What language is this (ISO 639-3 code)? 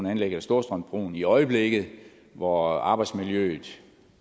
dan